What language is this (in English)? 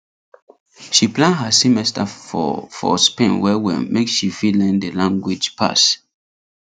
Nigerian Pidgin